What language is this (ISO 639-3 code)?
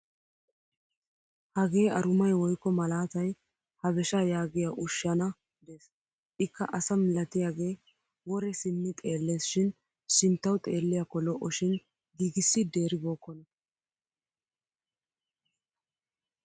wal